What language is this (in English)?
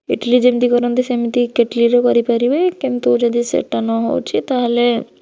Odia